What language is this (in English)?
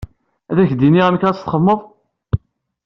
Kabyle